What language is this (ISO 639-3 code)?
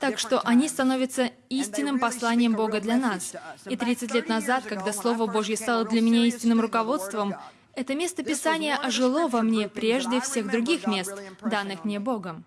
rus